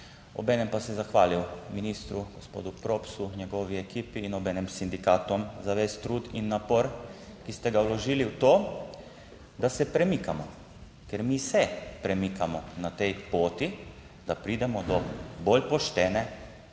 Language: Slovenian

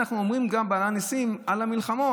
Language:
Hebrew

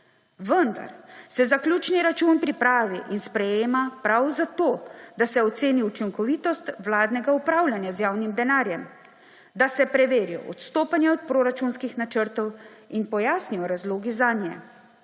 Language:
Slovenian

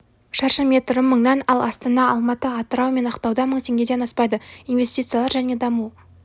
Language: Kazakh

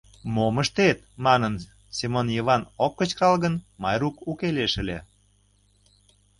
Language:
Mari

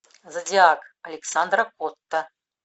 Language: Russian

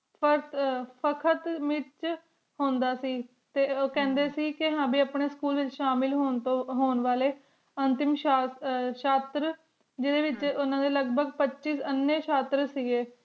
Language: Punjabi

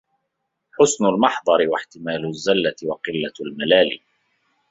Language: Arabic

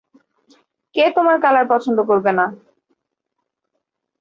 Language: Bangla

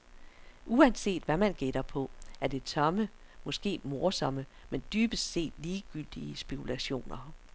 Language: Danish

